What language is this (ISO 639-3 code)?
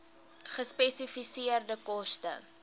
afr